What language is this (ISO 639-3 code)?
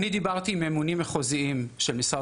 heb